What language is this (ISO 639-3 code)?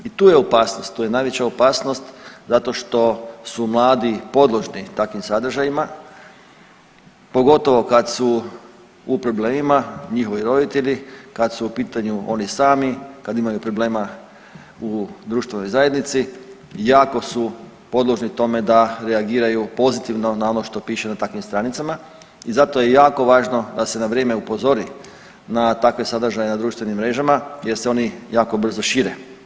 hrv